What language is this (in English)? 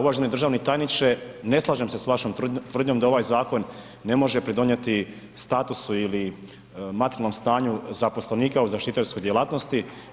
Croatian